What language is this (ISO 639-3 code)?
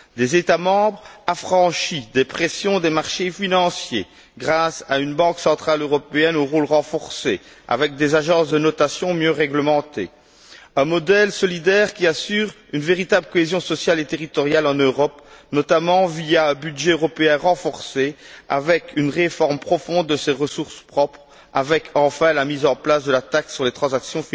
fra